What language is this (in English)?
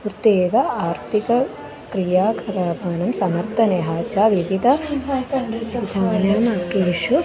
Sanskrit